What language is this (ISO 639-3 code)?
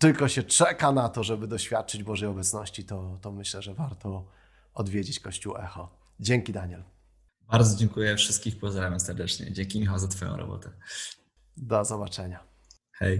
pol